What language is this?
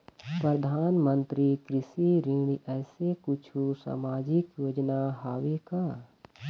Chhattisgarhi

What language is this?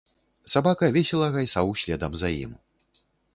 Belarusian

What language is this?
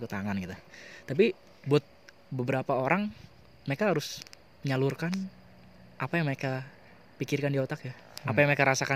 Indonesian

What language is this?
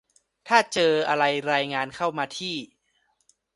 Thai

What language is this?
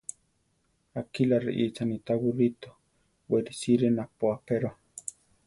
Central Tarahumara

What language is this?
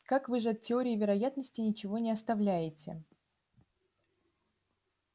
Russian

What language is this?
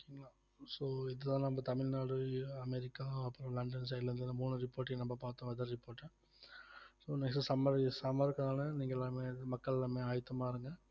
Tamil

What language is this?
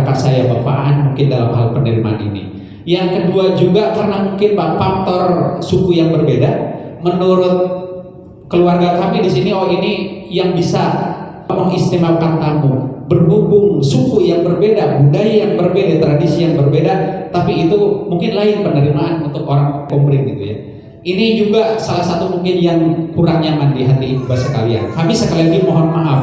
Indonesian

